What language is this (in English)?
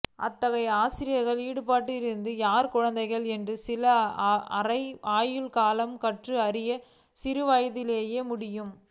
Tamil